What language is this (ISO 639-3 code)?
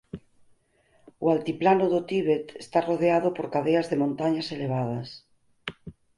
glg